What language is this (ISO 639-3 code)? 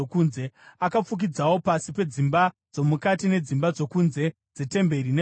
sna